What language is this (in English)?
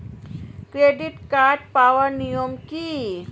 Bangla